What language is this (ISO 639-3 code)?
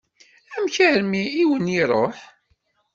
kab